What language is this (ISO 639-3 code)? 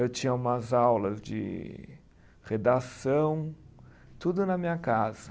por